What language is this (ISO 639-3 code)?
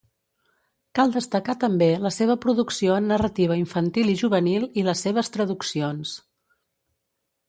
cat